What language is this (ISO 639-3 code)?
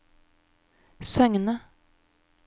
nor